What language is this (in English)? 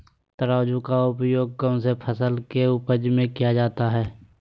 Magahi